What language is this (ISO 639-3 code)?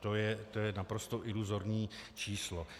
ces